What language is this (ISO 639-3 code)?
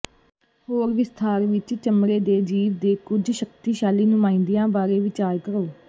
pan